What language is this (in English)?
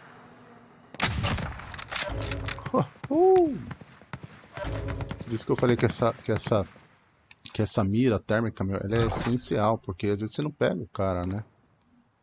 Portuguese